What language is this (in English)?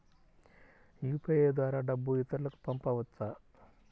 Telugu